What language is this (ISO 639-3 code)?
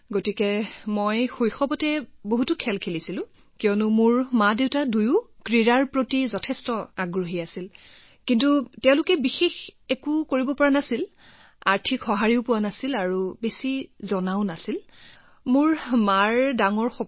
asm